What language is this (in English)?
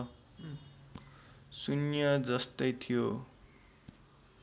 Nepali